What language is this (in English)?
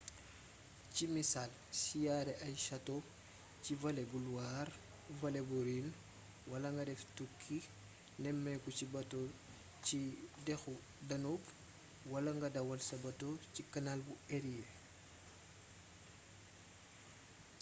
Wolof